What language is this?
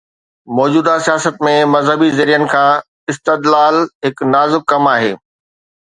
Sindhi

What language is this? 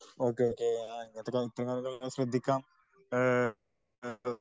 Malayalam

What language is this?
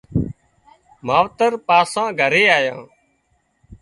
Wadiyara Koli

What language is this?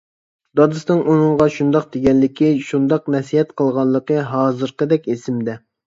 Uyghur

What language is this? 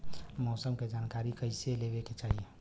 Bhojpuri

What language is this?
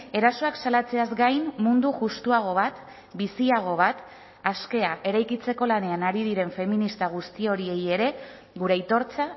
Basque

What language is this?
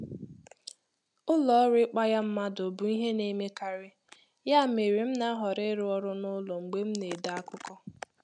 Igbo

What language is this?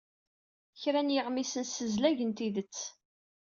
Kabyle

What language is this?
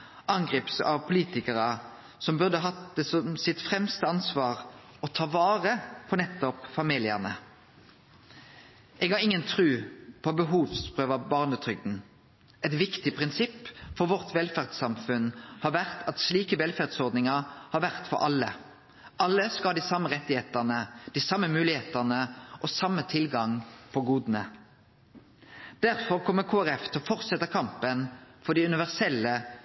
Norwegian Nynorsk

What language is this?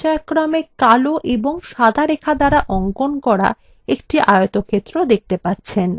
Bangla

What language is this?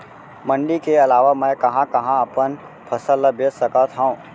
Chhattisgarhi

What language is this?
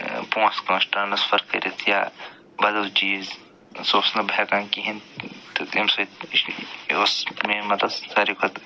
Kashmiri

